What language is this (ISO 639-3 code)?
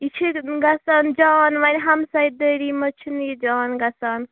kas